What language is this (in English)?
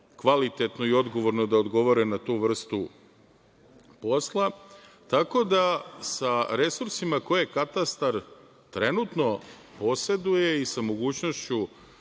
Serbian